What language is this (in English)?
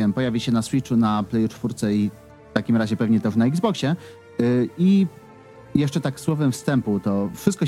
Polish